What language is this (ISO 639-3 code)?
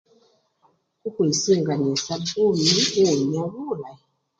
luy